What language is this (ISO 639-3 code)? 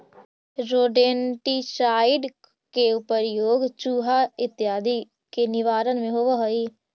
mag